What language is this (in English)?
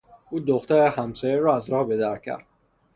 Persian